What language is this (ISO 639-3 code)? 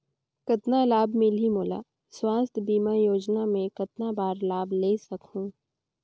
hne